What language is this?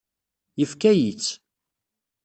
Kabyle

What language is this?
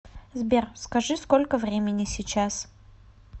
Russian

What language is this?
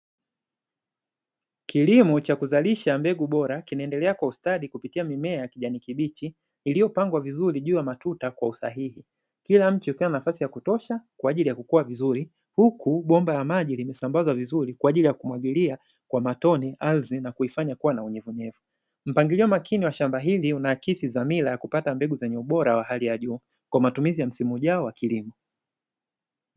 Swahili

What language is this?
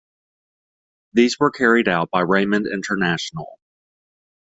English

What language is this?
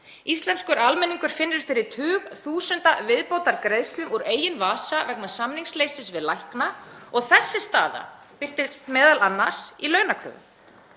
Icelandic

